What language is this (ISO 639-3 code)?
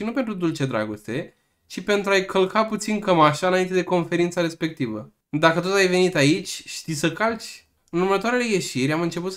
ron